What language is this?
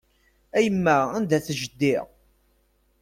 Kabyle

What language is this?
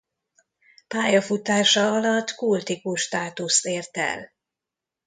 Hungarian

